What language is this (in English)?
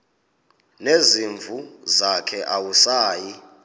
Xhosa